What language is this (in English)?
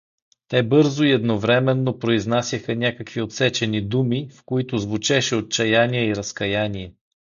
Bulgarian